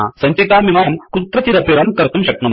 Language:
Sanskrit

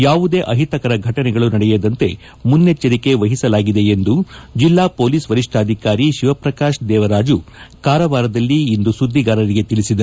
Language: Kannada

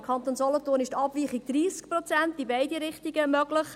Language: Swiss German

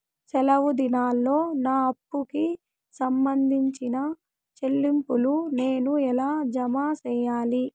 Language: Telugu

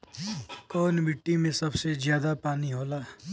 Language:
Bhojpuri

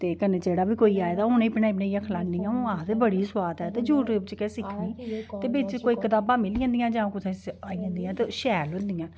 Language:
Dogri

